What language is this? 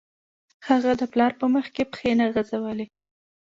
Pashto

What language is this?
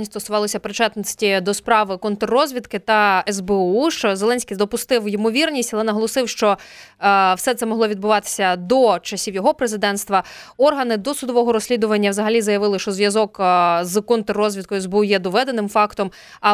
Ukrainian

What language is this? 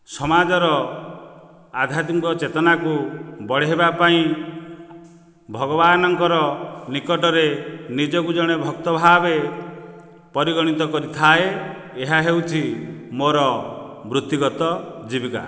Odia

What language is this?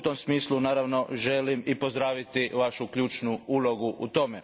Croatian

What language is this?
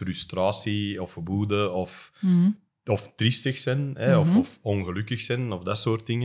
Dutch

